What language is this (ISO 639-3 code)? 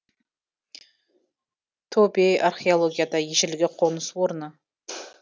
kaz